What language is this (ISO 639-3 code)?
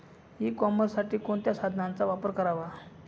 mar